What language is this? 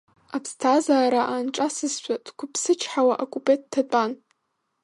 Abkhazian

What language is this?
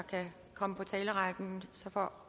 Danish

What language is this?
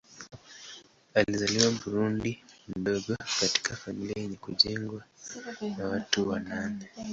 Swahili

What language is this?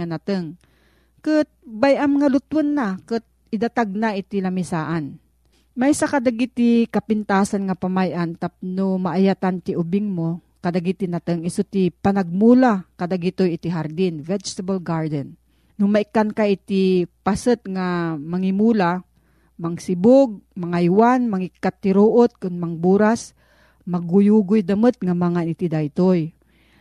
Filipino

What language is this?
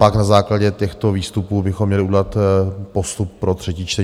Czech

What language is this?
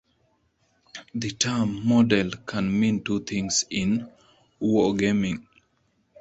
English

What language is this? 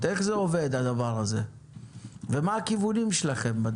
Hebrew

